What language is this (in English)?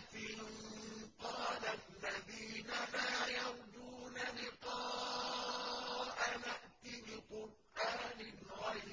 Arabic